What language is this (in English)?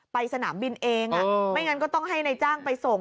Thai